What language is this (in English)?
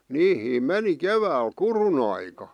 Finnish